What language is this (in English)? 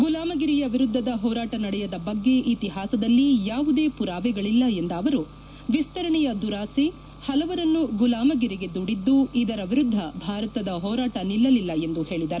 Kannada